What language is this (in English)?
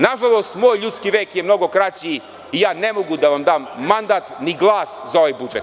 Serbian